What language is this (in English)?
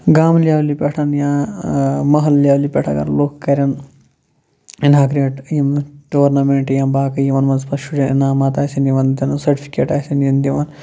Kashmiri